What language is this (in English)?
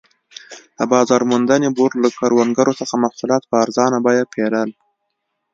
Pashto